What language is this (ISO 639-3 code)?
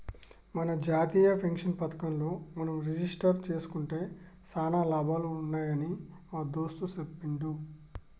tel